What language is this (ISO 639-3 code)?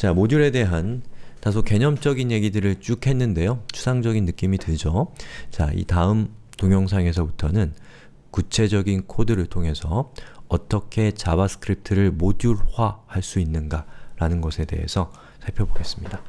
kor